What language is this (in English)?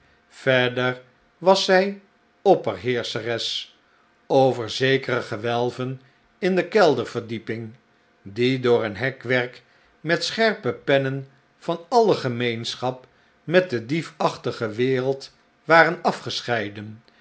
Dutch